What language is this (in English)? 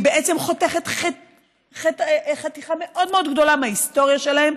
Hebrew